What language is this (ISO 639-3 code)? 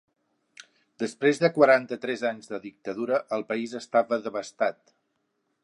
cat